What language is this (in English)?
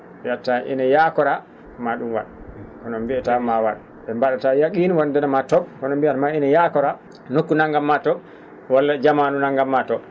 Fula